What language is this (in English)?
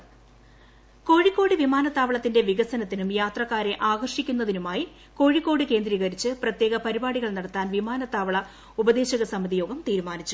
Malayalam